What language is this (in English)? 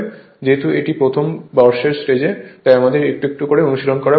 Bangla